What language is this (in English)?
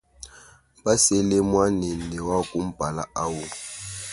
Luba-Lulua